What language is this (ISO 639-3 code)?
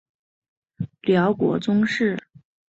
zho